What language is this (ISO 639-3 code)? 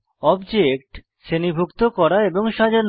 ben